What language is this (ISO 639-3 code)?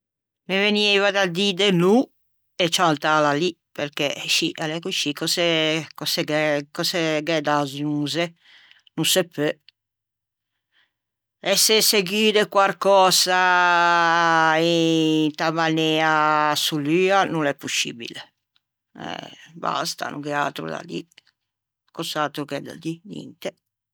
lij